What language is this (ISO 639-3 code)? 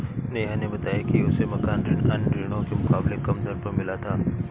hin